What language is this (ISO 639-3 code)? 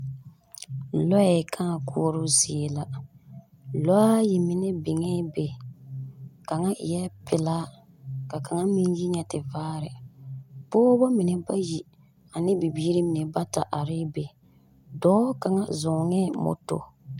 dga